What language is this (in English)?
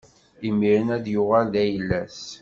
Kabyle